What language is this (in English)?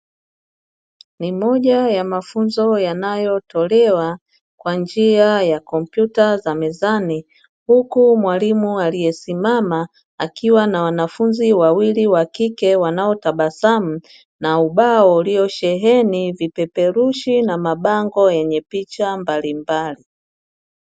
Swahili